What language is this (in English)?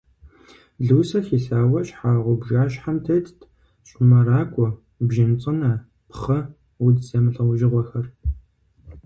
Kabardian